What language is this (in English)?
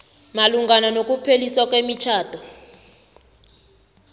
South Ndebele